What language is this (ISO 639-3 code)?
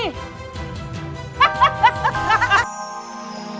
ind